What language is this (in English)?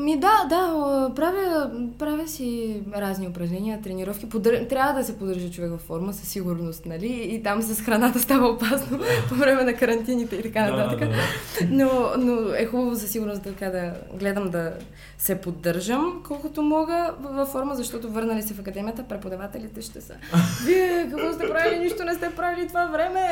Bulgarian